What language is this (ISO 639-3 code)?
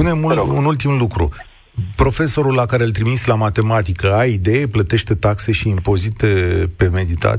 ron